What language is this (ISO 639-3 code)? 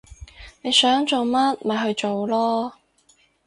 yue